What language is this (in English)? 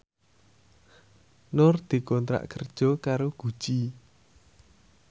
Javanese